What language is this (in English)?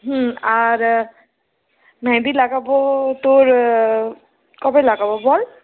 Bangla